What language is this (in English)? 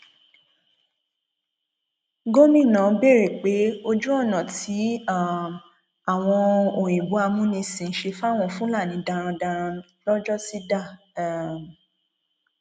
Yoruba